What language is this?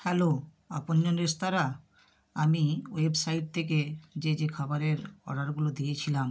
Bangla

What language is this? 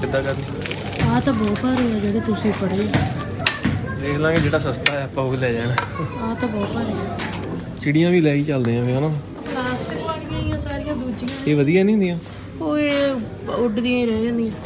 Punjabi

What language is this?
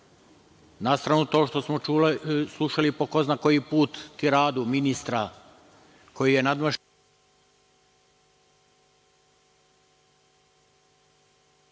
Serbian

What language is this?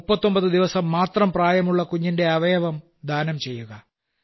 Malayalam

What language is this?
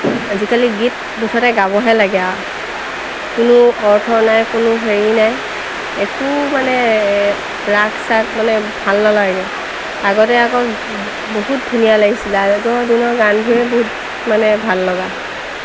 Assamese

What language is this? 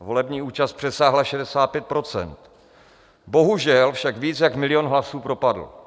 Czech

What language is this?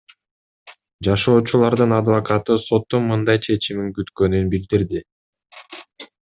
Kyrgyz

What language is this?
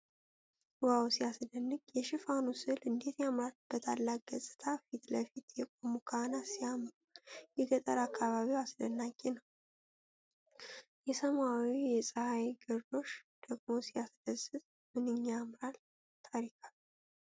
Amharic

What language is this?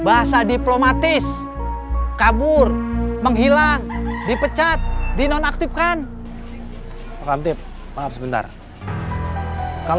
Indonesian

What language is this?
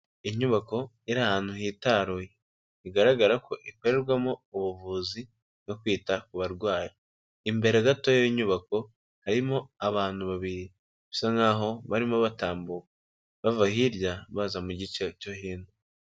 Kinyarwanda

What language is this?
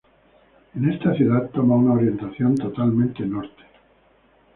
Spanish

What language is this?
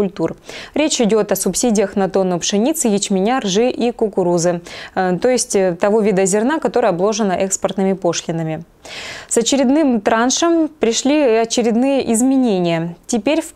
Russian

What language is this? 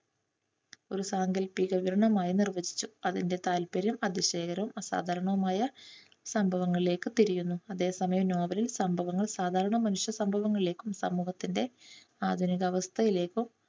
Malayalam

